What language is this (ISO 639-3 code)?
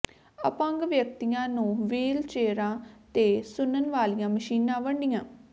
pan